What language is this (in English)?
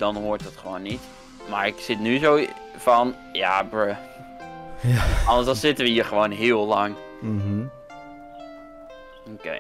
Dutch